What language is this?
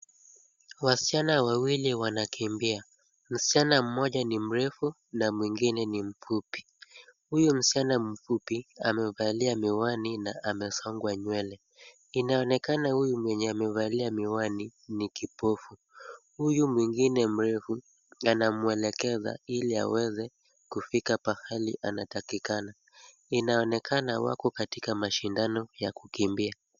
Swahili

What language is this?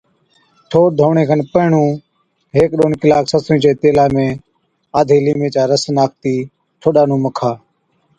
Od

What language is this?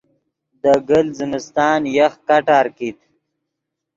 Yidgha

